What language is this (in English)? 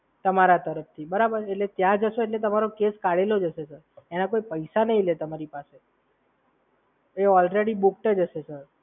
Gujarati